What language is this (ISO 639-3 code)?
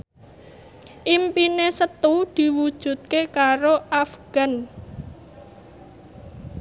jav